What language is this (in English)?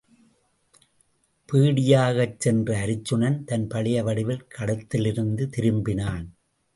Tamil